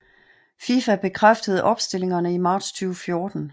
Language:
Danish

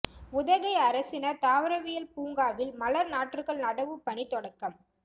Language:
Tamil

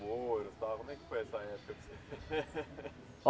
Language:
Portuguese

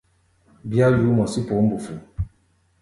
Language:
Gbaya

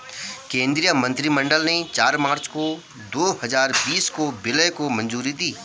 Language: Hindi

